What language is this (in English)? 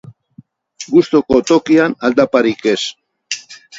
Basque